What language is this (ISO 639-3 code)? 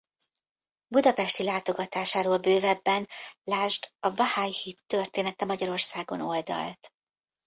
hun